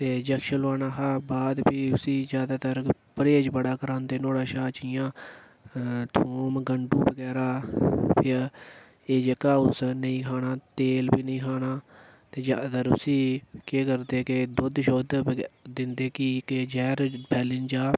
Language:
Dogri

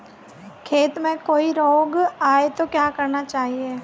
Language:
Hindi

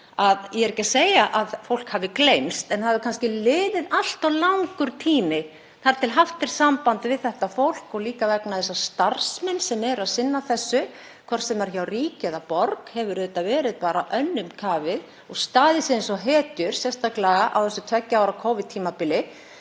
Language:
Icelandic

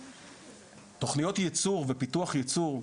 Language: Hebrew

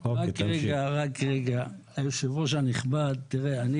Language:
Hebrew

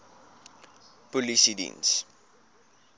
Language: Afrikaans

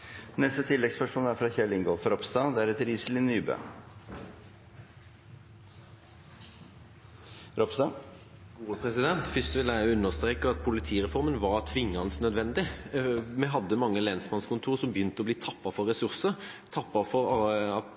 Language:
Norwegian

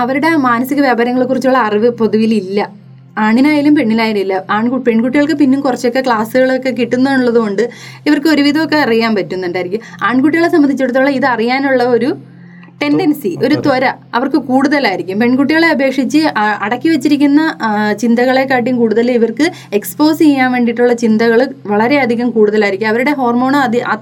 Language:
Malayalam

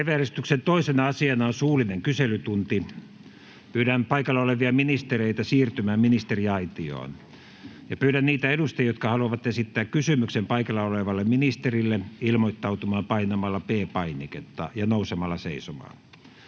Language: Finnish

